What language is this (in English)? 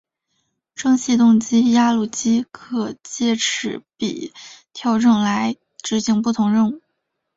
Chinese